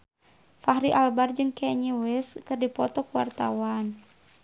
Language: Sundanese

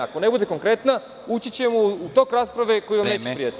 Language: Serbian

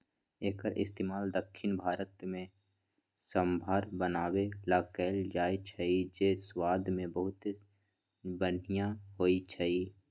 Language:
Magahi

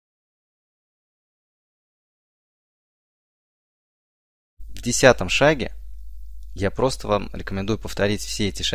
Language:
Russian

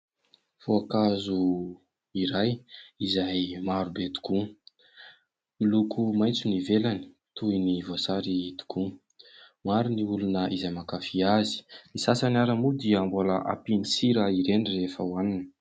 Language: Malagasy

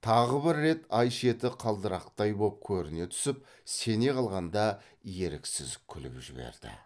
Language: Kazakh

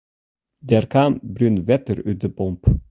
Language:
Western Frisian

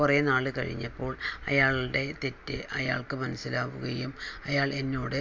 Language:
Malayalam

